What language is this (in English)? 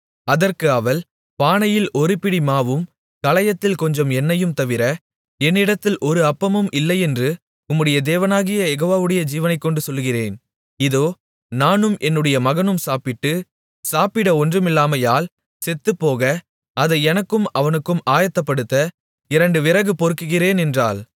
Tamil